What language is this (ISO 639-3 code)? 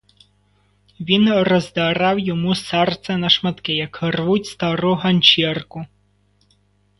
ukr